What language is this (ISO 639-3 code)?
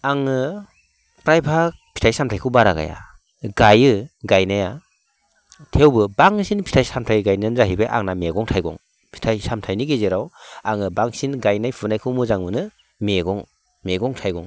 brx